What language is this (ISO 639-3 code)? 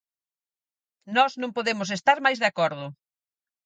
glg